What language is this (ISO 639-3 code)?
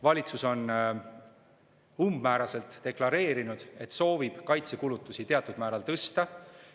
est